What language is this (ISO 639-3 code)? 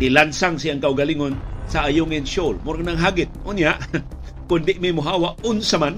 fil